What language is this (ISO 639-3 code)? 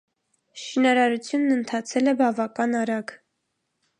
hye